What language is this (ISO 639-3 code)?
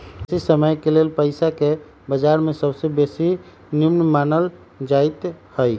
mag